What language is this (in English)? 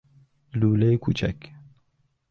Persian